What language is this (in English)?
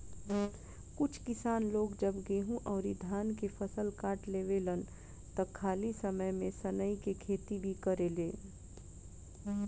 Bhojpuri